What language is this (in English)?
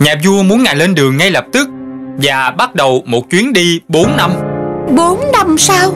Vietnamese